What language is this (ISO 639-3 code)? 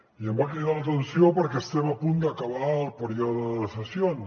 cat